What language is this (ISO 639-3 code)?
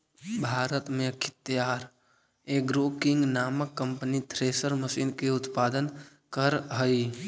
mag